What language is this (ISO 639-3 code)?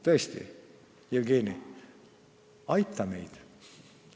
est